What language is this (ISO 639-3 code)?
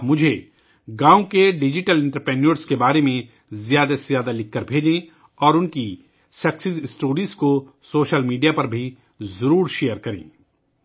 urd